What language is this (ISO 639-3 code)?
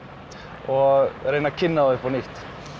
isl